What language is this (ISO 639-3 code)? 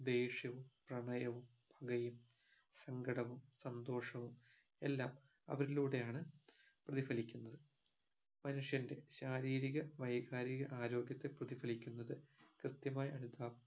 mal